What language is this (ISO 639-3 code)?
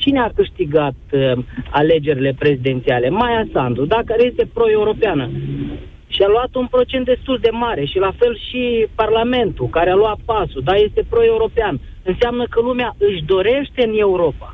ron